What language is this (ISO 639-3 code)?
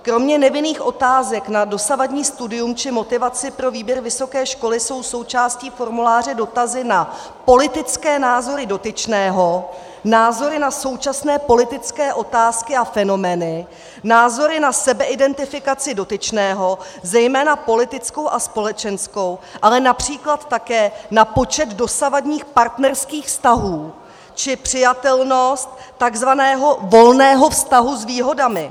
ces